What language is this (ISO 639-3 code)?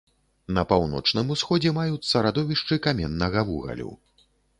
bel